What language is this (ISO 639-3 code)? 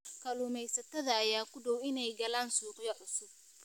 som